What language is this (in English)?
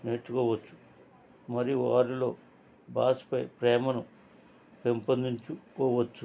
Telugu